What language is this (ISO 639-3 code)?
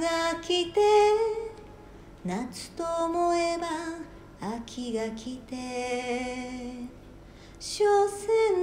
jpn